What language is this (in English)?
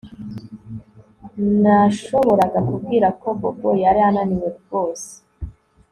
Kinyarwanda